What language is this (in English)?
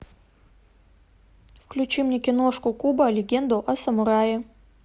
Russian